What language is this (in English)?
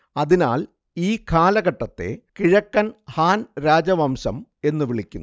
Malayalam